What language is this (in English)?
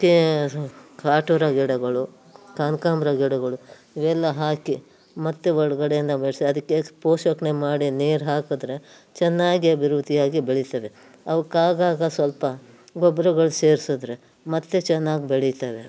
Kannada